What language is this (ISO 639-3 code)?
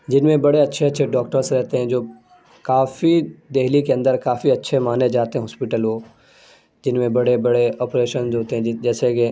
urd